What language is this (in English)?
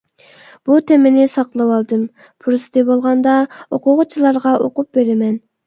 Uyghur